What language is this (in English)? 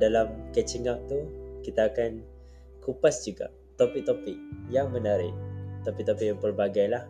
Malay